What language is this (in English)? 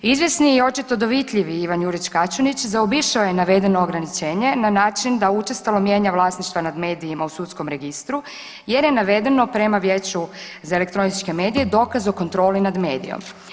Croatian